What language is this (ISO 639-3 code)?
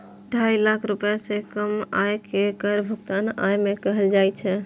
mai